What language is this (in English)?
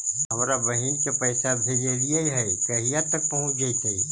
Magahi